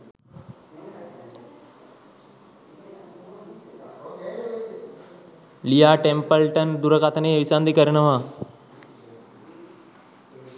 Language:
Sinhala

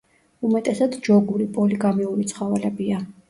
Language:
Georgian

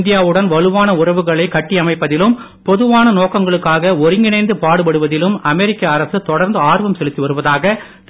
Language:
Tamil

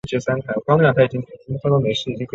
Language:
Chinese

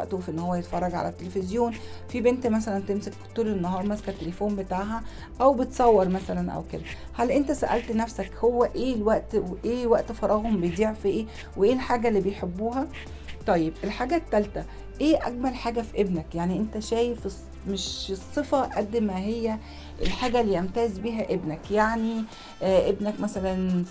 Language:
Arabic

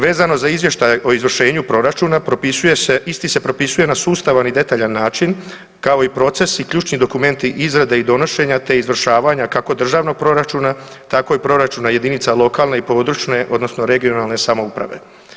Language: Croatian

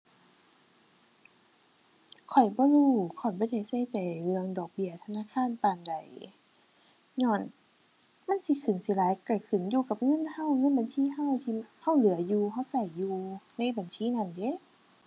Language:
Thai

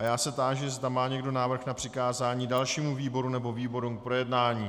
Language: Czech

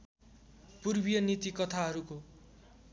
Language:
Nepali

